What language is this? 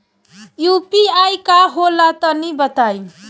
Bhojpuri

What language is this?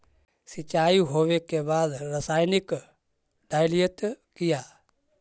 Magahi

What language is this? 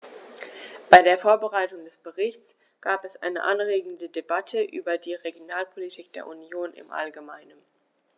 German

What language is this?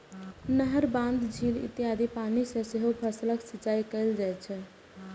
Maithili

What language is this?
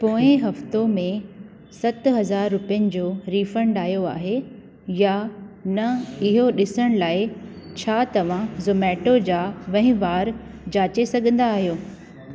Sindhi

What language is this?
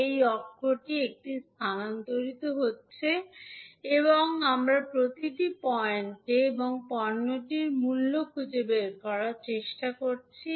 Bangla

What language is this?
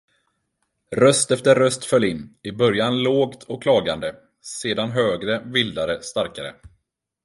Swedish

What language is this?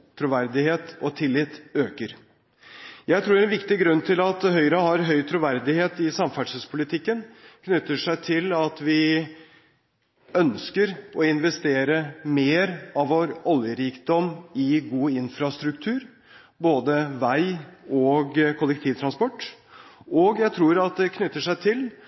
Norwegian Bokmål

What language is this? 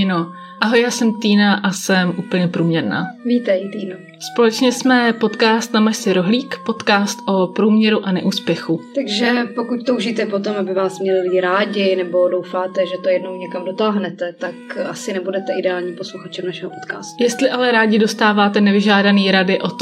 Czech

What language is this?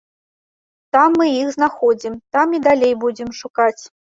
Belarusian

